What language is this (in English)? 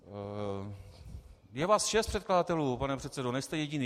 Czech